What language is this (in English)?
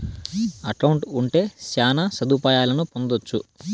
Telugu